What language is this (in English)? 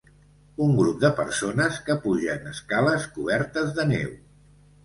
Catalan